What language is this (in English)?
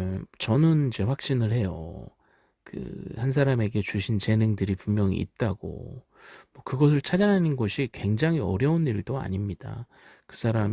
Korean